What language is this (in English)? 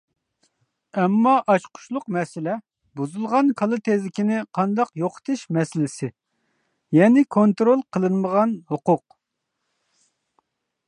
Uyghur